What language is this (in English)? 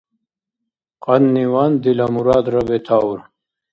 Dargwa